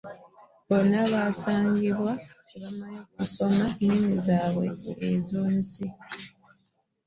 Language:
Ganda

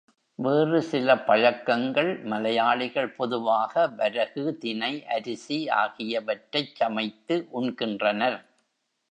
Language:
Tamil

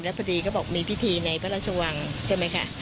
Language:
Thai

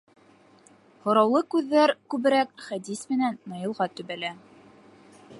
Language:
Bashkir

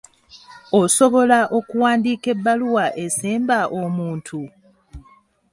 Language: Ganda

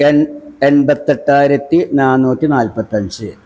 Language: Malayalam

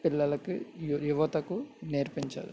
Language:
Telugu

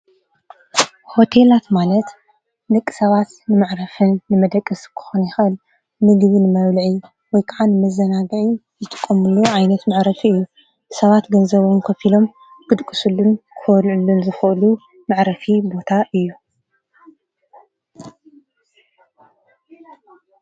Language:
Tigrinya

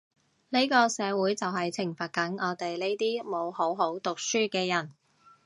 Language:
Cantonese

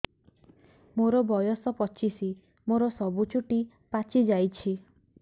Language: Odia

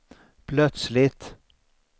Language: Swedish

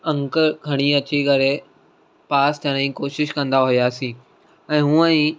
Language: Sindhi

